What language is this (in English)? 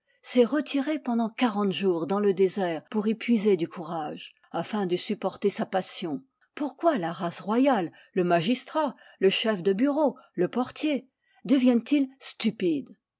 French